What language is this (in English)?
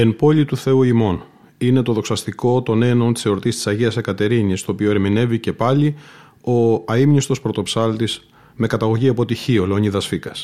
Greek